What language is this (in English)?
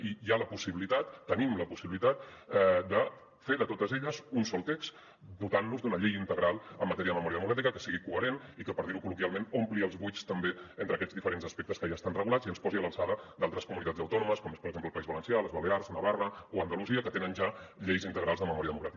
Catalan